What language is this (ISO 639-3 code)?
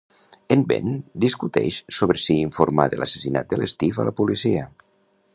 cat